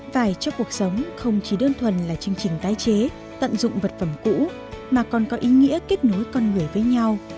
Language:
Vietnamese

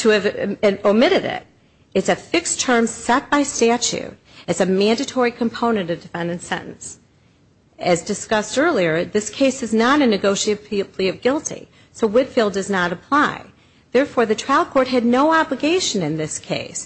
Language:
English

